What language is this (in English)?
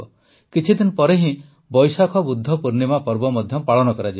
Odia